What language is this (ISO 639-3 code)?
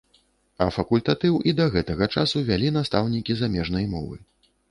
bel